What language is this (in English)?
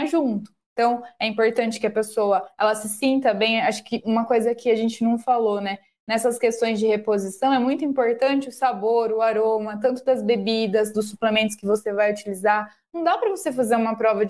Portuguese